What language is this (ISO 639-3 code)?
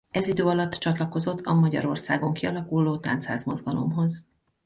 hun